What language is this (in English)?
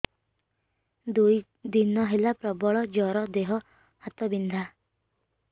Odia